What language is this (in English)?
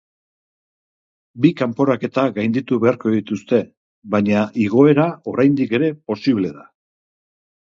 Basque